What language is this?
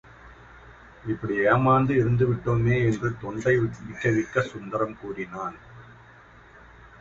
Tamil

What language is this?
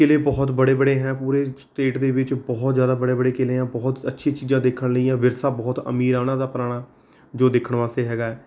Punjabi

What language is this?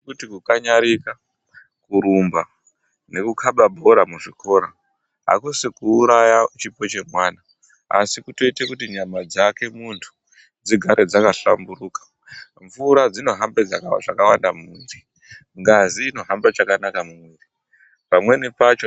Ndau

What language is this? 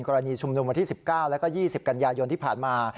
Thai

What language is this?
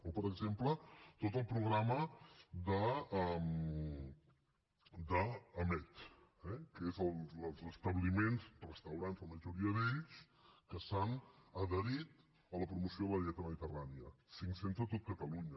Catalan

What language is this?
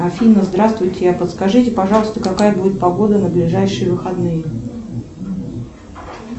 Russian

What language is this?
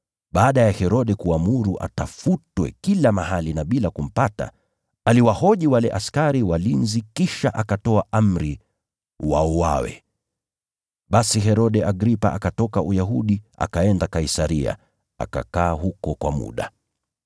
Swahili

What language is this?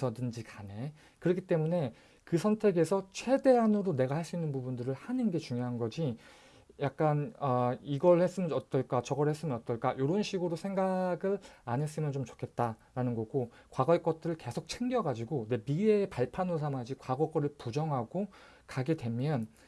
Korean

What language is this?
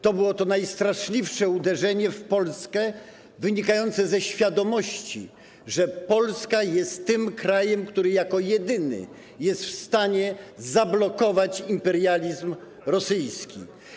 Polish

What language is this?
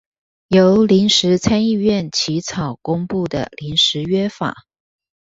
Chinese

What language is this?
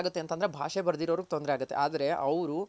Kannada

